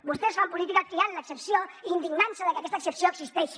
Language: Catalan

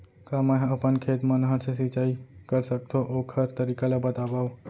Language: Chhattisgarhi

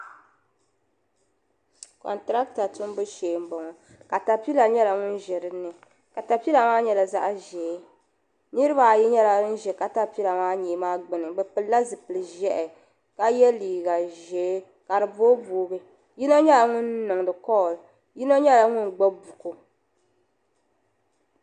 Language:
Dagbani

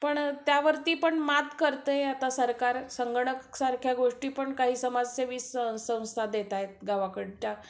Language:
Marathi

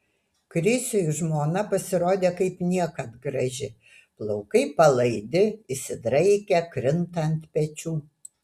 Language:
Lithuanian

